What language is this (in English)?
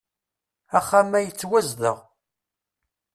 Kabyle